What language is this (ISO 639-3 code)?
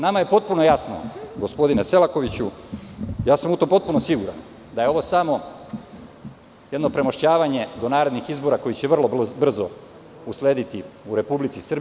srp